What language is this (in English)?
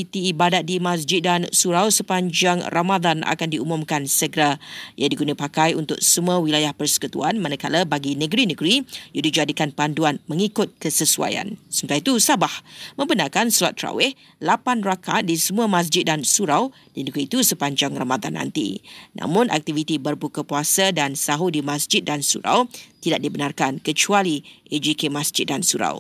Malay